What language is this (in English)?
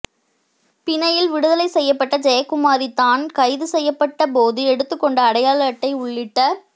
Tamil